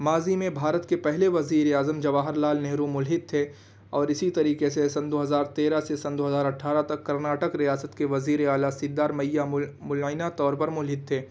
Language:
Urdu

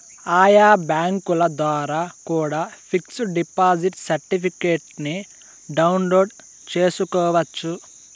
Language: Telugu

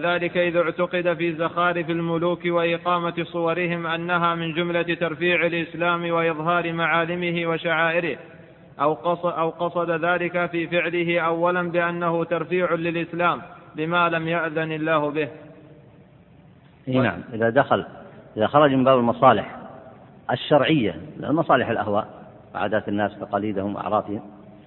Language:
Arabic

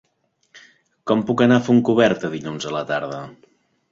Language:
Catalan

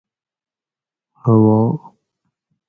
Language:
Gawri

